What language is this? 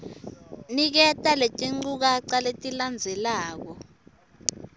Swati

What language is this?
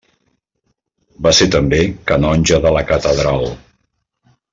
Catalan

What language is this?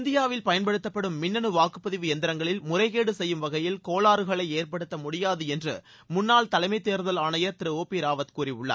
Tamil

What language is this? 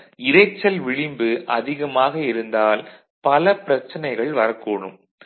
Tamil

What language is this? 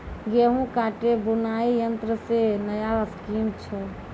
Maithili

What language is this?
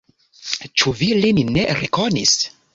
Esperanto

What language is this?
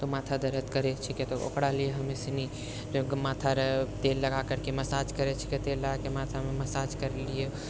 Maithili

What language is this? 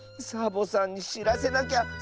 Japanese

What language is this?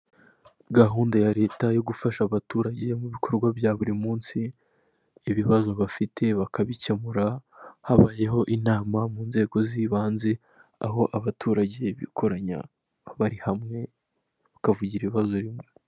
Kinyarwanda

